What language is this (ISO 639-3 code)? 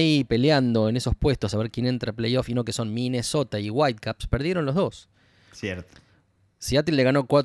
spa